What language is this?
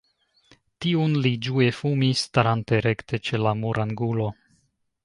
Esperanto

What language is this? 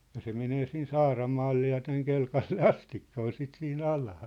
Finnish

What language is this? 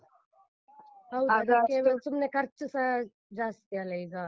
Kannada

